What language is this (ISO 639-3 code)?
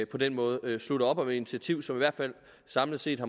dan